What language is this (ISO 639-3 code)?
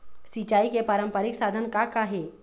hne